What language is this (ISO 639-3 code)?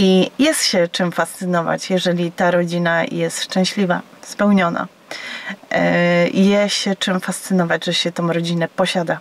pol